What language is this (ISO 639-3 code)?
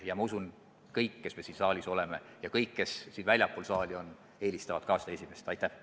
est